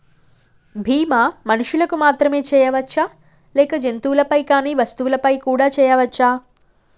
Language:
Telugu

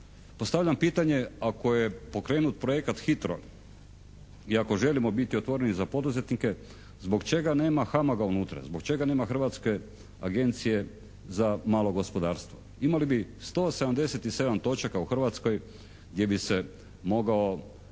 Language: Croatian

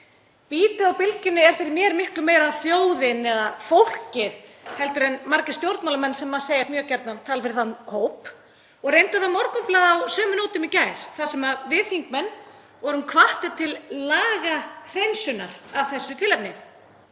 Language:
Icelandic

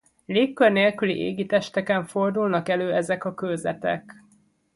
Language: Hungarian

